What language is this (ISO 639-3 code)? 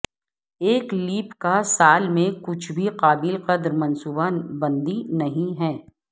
urd